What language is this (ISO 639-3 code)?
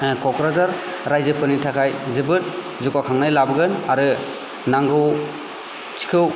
brx